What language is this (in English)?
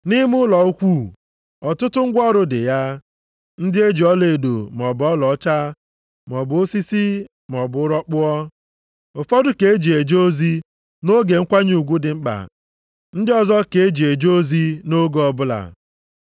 Igbo